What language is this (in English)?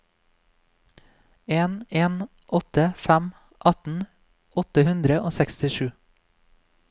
Norwegian